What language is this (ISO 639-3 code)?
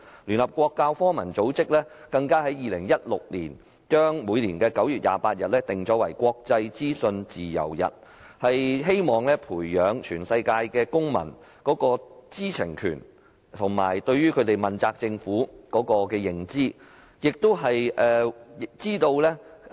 yue